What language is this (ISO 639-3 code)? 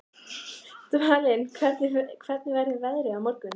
isl